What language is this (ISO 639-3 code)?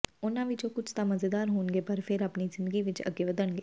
pan